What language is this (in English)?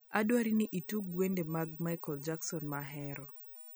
Luo (Kenya and Tanzania)